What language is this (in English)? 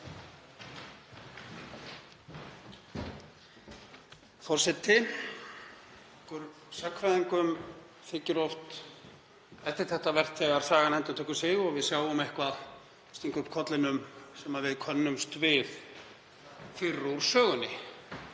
Icelandic